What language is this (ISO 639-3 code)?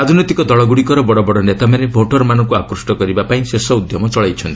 ori